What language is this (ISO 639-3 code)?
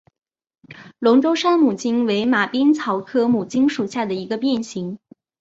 zho